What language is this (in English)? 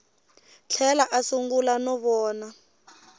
Tsonga